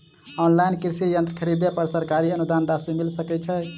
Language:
Maithili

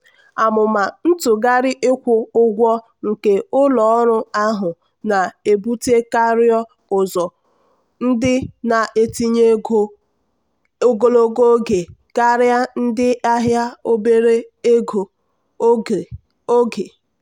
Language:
Igbo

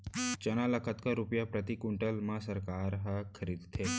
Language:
Chhattisgarhi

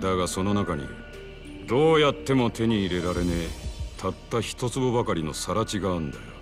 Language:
Japanese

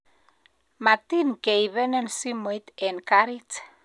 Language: Kalenjin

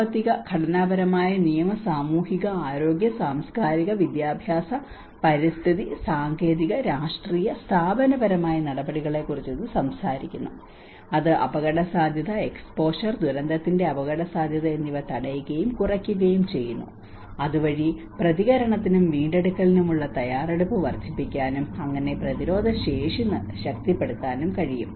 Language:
Malayalam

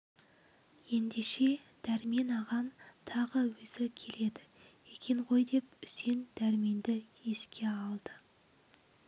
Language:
Kazakh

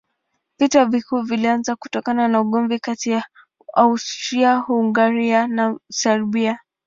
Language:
Swahili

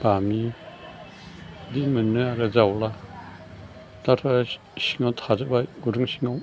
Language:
Bodo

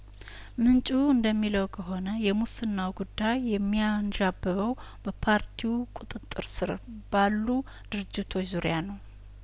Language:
Amharic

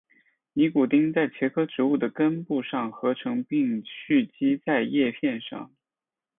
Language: Chinese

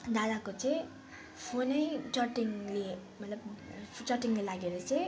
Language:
Nepali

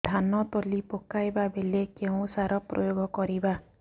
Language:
Odia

